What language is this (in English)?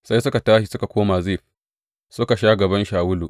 Hausa